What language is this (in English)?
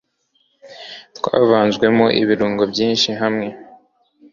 Kinyarwanda